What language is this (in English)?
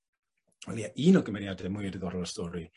Welsh